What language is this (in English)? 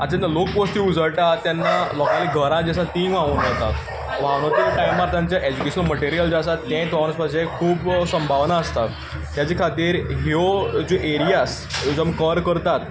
Konkani